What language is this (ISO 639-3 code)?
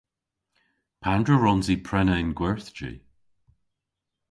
cor